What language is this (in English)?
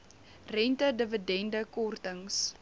Afrikaans